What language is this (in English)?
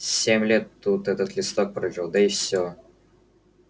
Russian